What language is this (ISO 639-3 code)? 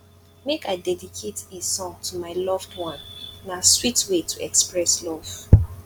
pcm